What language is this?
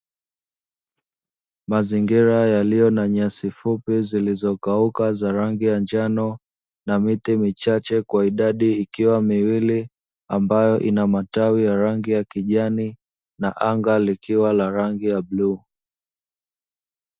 Swahili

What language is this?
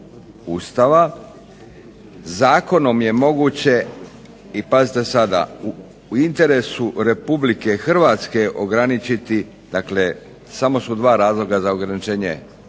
Croatian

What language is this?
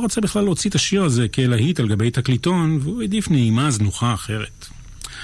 Hebrew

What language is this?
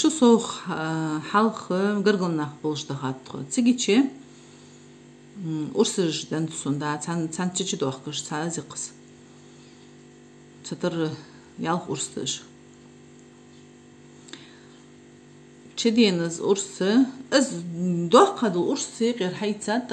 Arabic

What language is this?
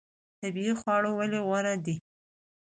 Pashto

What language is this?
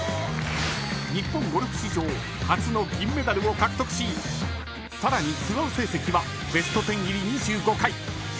Japanese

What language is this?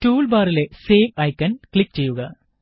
Malayalam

